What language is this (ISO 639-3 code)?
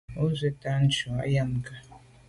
byv